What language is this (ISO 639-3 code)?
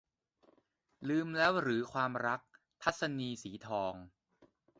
tha